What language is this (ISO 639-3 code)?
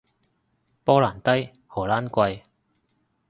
yue